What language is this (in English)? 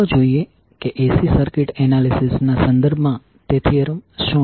Gujarati